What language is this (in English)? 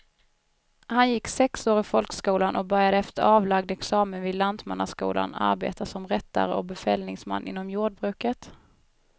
Swedish